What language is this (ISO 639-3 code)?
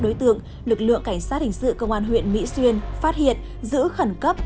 vie